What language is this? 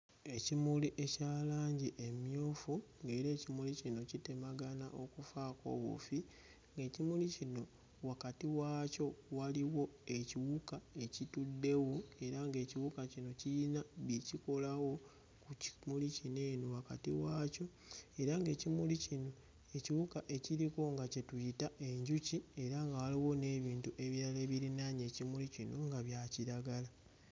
Ganda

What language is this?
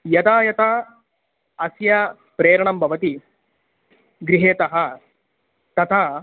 Sanskrit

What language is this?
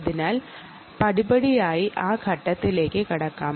Malayalam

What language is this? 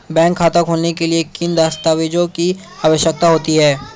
Hindi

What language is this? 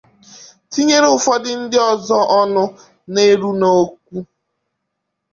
Igbo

